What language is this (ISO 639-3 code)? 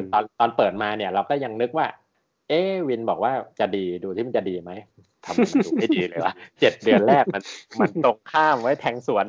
tha